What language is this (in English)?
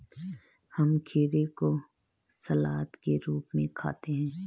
Hindi